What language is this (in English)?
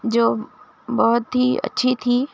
Urdu